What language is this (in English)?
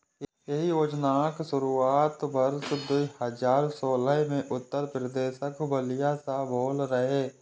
Maithili